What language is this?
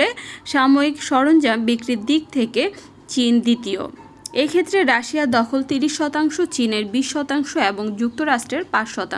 Turkish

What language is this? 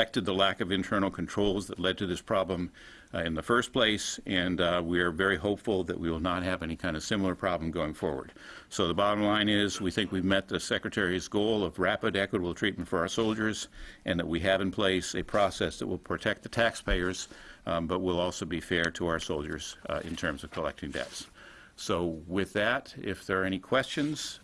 English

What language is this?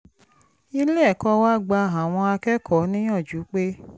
Yoruba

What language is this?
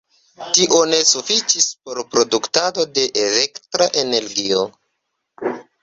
Esperanto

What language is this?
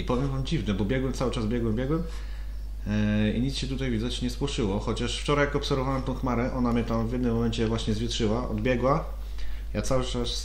Polish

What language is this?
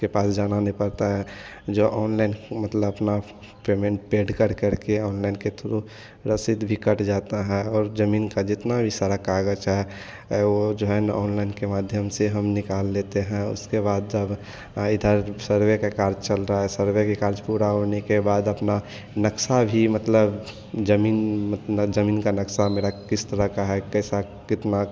Hindi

